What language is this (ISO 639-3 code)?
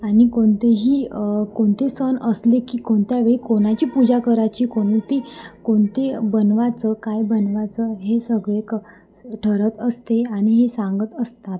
mar